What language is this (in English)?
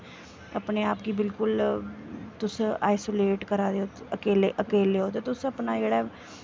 Dogri